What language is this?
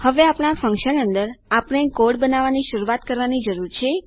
Gujarati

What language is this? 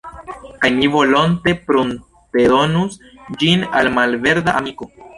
Esperanto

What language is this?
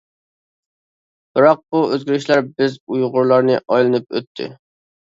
Uyghur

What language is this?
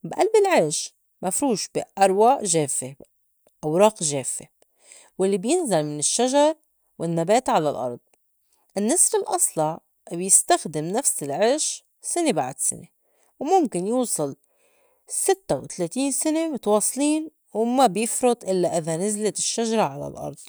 North Levantine Arabic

